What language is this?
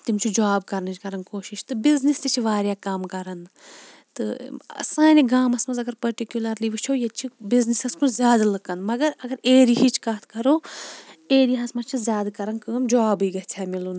Kashmiri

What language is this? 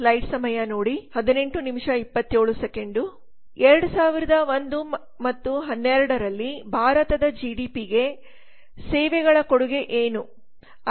Kannada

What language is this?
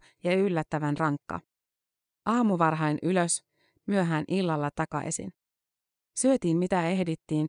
Finnish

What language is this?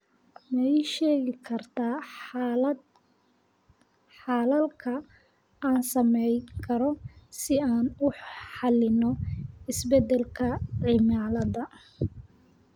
Somali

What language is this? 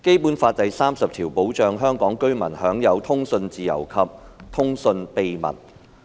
Cantonese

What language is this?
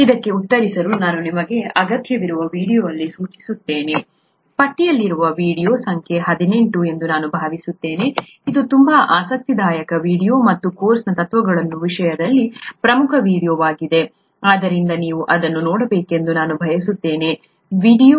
Kannada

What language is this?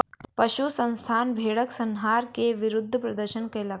Maithili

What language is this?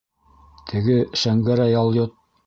Bashkir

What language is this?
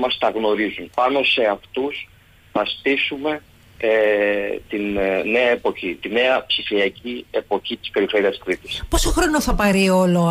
Greek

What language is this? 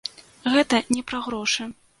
Belarusian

